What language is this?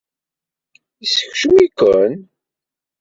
Kabyle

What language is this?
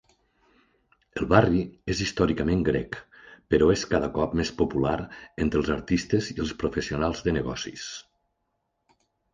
Catalan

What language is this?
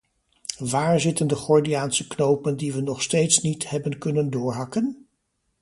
Dutch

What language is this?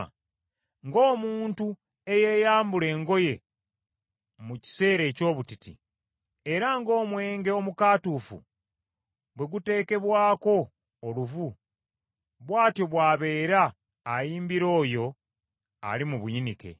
Ganda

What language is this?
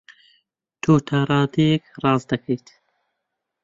Central Kurdish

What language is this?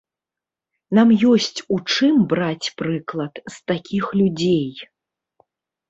Belarusian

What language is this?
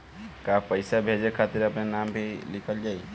Bhojpuri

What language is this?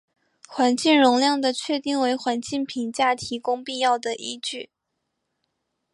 Chinese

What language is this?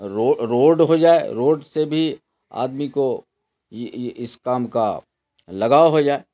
Urdu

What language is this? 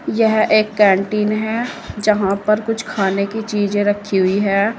Hindi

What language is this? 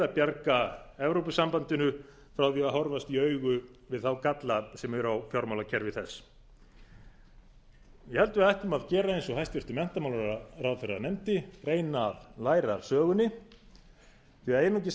Icelandic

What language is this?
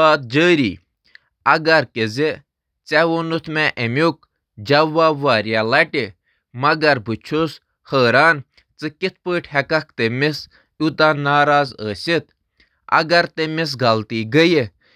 Kashmiri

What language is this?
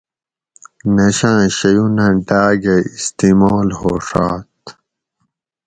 Gawri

